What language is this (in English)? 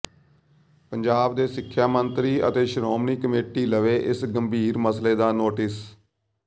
Punjabi